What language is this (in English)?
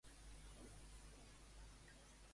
Catalan